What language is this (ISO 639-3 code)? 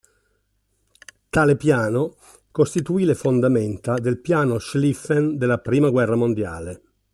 ita